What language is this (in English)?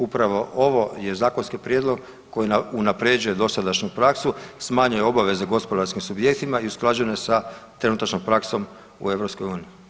Croatian